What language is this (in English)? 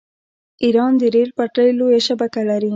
Pashto